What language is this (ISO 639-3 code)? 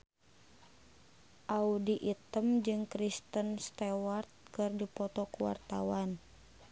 sun